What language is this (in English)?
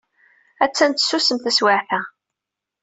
Kabyle